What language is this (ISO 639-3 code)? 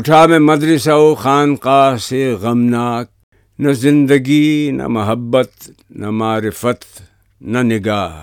urd